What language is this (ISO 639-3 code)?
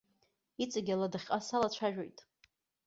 abk